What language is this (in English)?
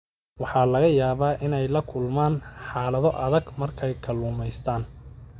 Somali